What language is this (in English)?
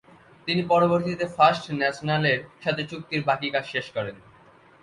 Bangla